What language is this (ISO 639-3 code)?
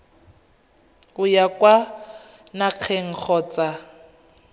tsn